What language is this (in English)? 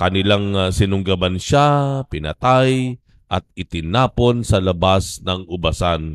Filipino